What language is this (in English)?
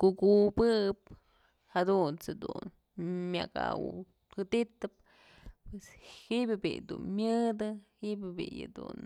Mazatlán Mixe